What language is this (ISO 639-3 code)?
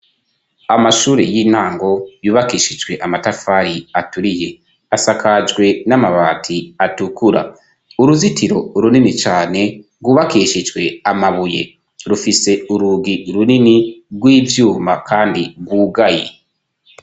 run